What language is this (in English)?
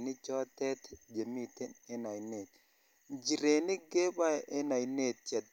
Kalenjin